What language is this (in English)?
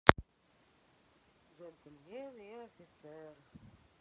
Russian